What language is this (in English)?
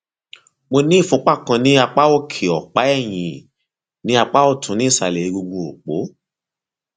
Yoruba